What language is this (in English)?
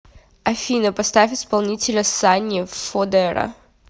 Russian